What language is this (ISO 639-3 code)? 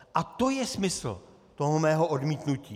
ces